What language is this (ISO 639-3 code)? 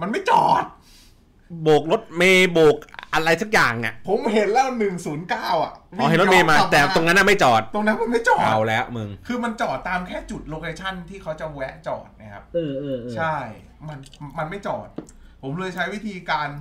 tha